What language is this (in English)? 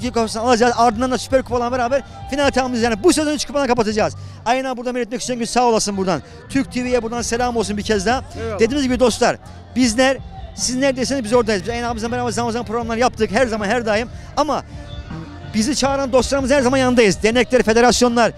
Turkish